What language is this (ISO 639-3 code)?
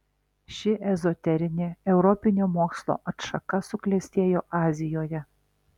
lit